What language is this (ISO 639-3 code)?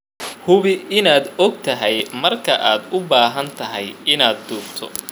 som